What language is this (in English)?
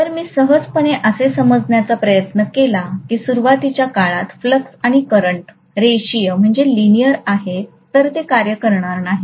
Marathi